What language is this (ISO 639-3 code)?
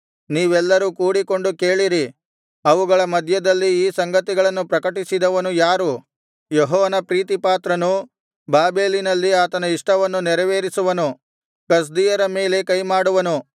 kan